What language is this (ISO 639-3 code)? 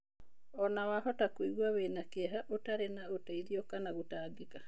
kik